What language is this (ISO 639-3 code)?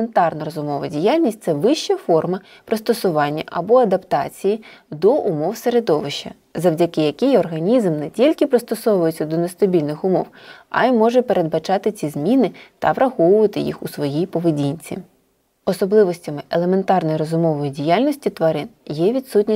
ukr